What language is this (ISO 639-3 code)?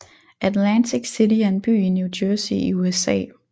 dan